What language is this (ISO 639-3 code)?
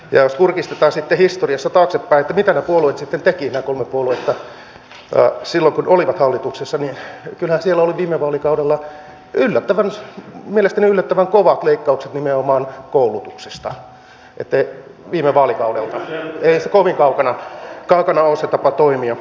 fin